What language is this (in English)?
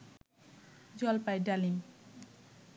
Bangla